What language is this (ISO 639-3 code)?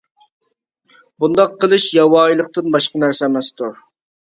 uig